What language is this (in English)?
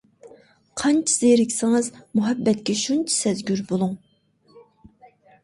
Uyghur